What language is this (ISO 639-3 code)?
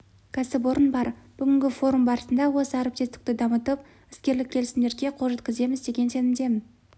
kaz